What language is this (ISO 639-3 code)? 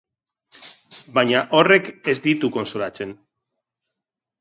eus